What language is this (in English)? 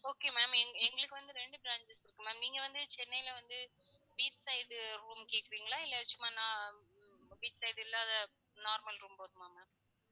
Tamil